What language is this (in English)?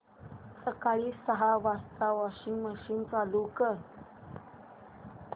Marathi